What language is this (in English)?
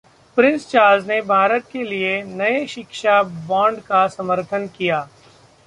Hindi